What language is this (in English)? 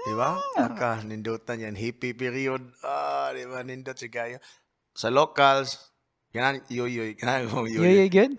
Filipino